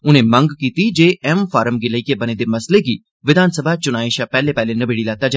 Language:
Dogri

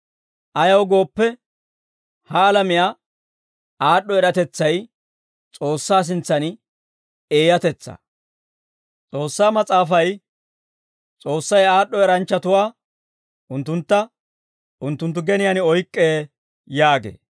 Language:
Dawro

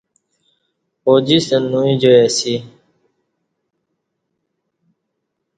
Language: Kati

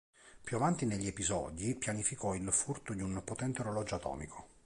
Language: Italian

